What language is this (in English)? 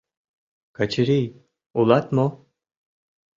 Mari